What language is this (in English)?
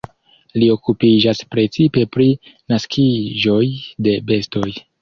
Esperanto